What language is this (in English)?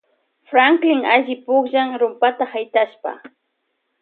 Loja Highland Quichua